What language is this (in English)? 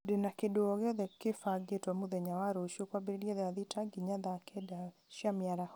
Kikuyu